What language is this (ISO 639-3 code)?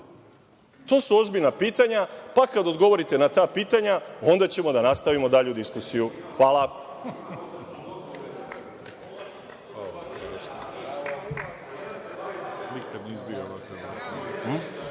srp